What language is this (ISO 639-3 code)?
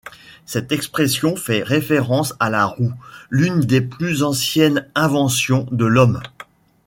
fra